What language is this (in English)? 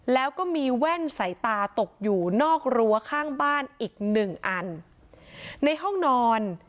Thai